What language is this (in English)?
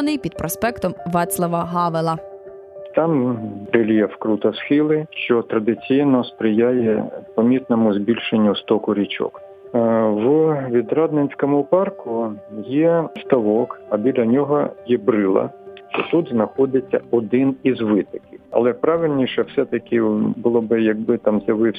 Ukrainian